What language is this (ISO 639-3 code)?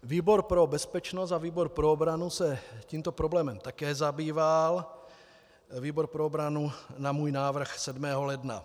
ces